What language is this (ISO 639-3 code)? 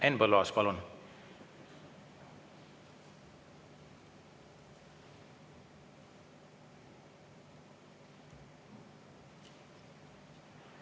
est